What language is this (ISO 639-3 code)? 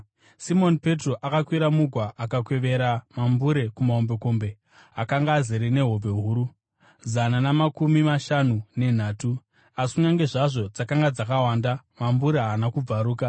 sna